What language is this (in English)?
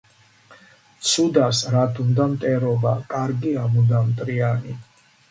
Georgian